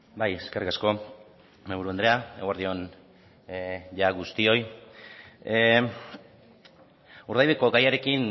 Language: Basque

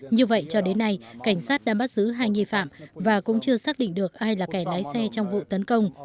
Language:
Vietnamese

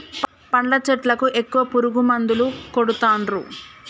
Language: Telugu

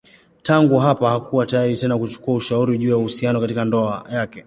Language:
Swahili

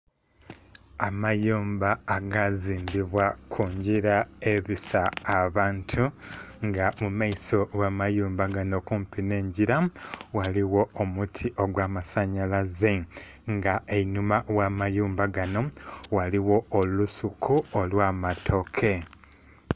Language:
Soga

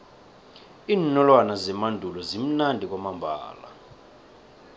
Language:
South Ndebele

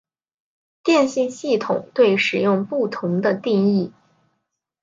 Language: Chinese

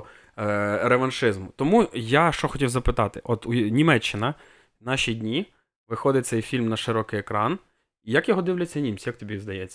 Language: Ukrainian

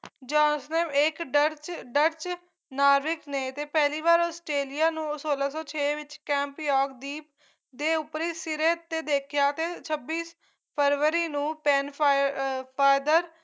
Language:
Punjabi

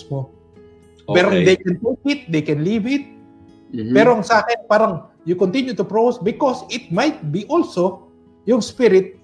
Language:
Filipino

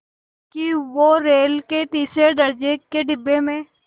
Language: Hindi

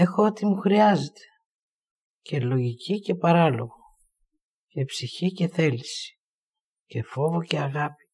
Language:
Greek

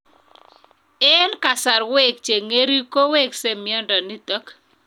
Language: Kalenjin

